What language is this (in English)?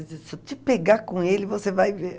Portuguese